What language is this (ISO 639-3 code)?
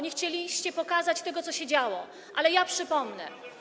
pol